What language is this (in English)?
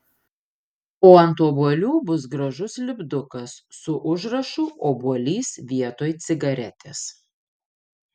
Lithuanian